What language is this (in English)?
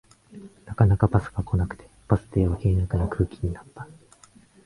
Japanese